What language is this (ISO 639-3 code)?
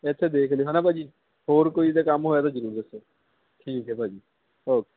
pan